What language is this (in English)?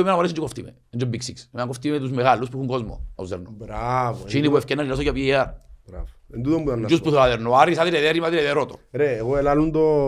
Greek